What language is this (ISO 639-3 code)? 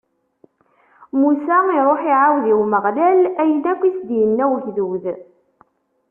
kab